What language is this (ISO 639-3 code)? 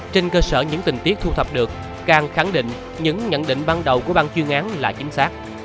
vie